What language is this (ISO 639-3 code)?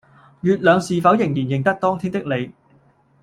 yue